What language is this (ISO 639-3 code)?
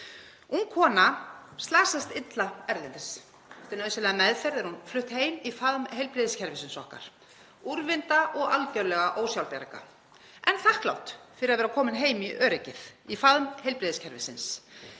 isl